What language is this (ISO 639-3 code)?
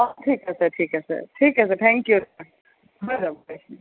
asm